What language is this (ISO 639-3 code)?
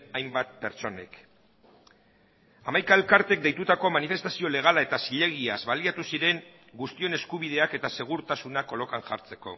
eus